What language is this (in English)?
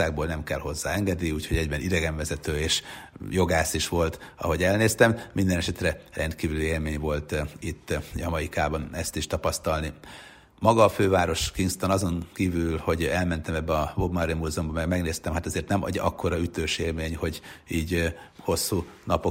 Hungarian